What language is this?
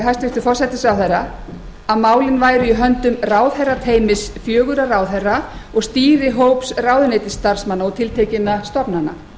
Icelandic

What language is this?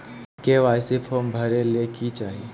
Magahi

